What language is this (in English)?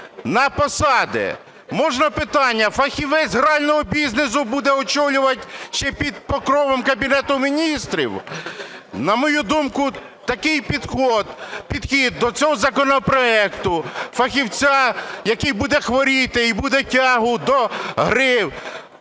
Ukrainian